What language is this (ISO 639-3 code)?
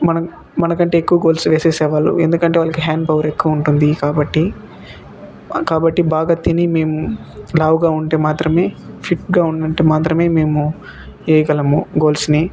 tel